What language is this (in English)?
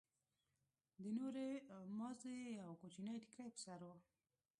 Pashto